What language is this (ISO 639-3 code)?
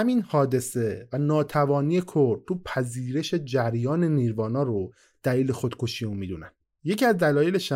fas